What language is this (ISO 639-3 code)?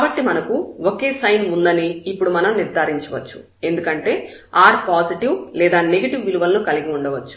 tel